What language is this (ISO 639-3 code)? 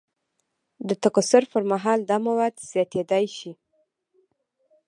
pus